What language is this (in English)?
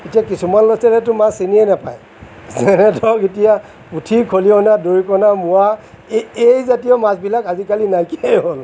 Assamese